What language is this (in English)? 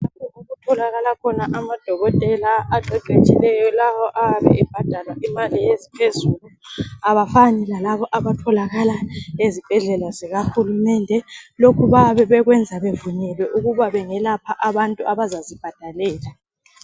North Ndebele